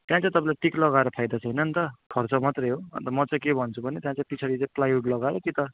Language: Nepali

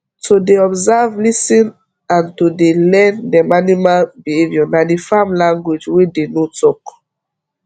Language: Nigerian Pidgin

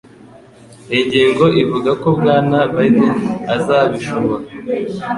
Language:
Kinyarwanda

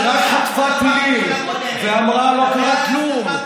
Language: Hebrew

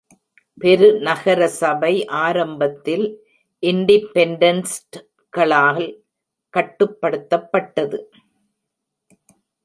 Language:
Tamil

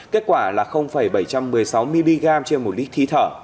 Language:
Vietnamese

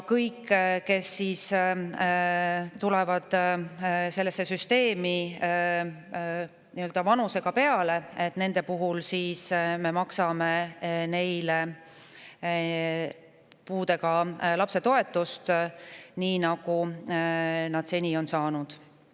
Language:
Estonian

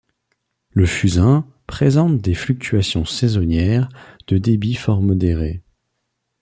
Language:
French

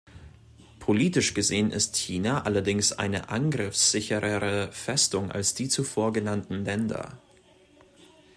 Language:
German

